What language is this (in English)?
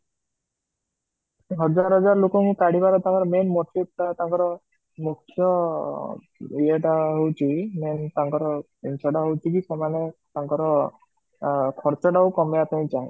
Odia